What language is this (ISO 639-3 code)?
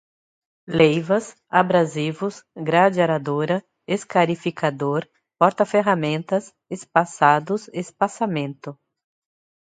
por